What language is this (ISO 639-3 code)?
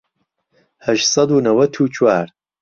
ckb